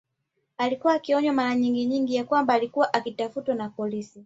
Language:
Swahili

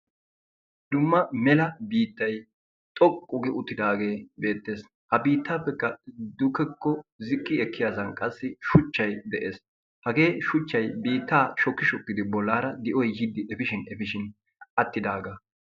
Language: Wolaytta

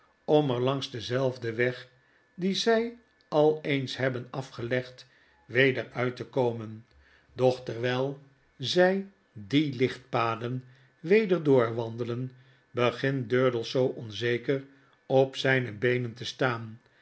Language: Dutch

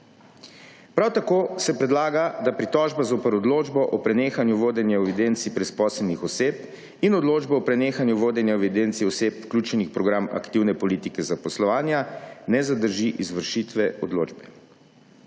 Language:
Slovenian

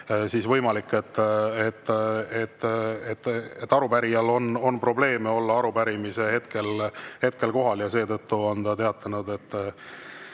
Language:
Estonian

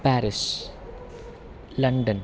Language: Sanskrit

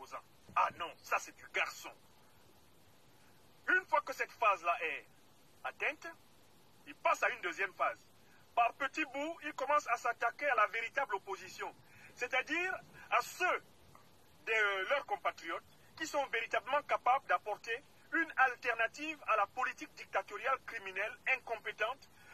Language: French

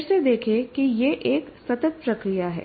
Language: Hindi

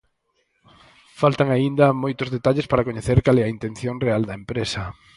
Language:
Galician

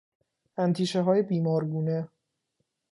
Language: Persian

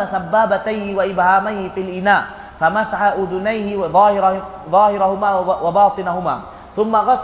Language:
Malay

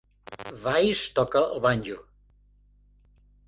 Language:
Catalan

